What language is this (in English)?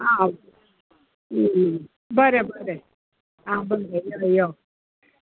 Konkani